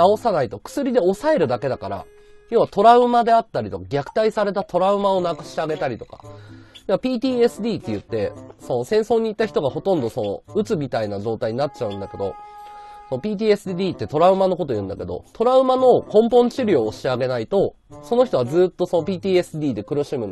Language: Japanese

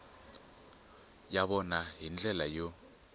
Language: Tsonga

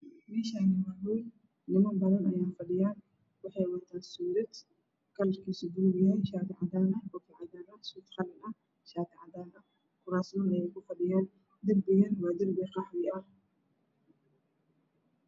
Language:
Somali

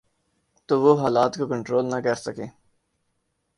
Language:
Urdu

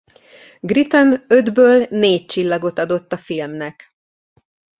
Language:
Hungarian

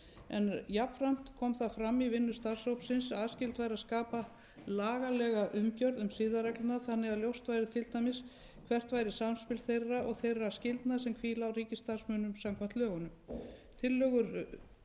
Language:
Icelandic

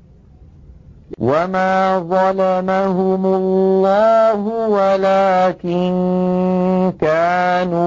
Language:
Arabic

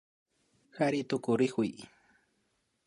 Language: Imbabura Highland Quichua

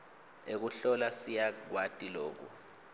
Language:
Swati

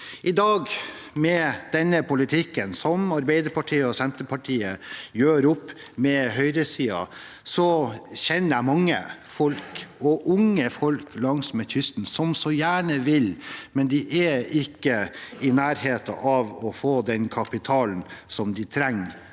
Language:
Norwegian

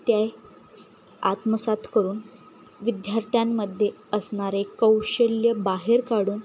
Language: Marathi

